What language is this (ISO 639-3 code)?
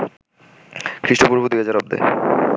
ben